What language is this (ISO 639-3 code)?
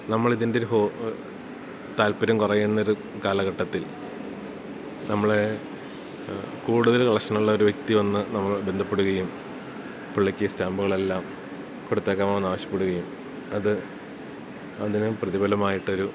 mal